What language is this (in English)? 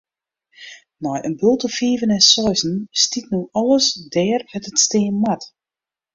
Western Frisian